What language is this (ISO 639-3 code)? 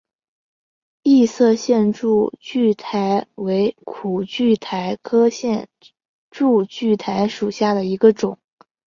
zho